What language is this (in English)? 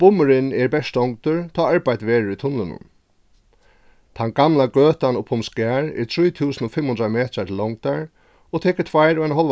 Faroese